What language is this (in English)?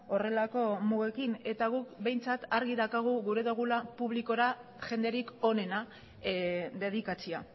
Basque